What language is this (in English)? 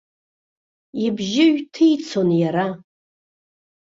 Abkhazian